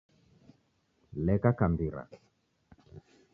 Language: Taita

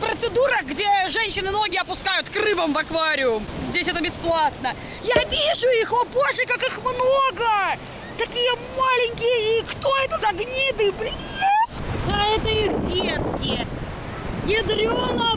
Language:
Russian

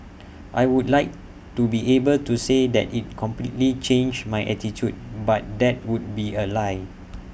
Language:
English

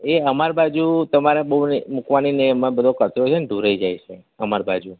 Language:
Gujarati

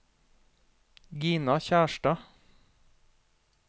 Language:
Norwegian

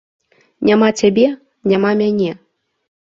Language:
Belarusian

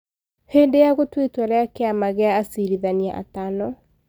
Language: Kikuyu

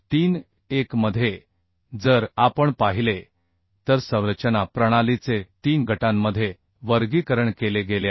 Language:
Marathi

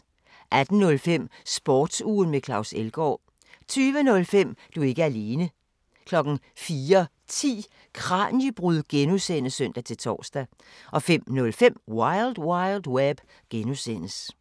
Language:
Danish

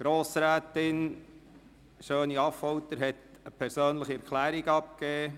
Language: Swiss German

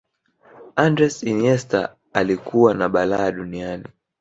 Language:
Swahili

